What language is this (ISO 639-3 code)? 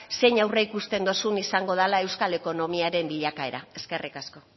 eus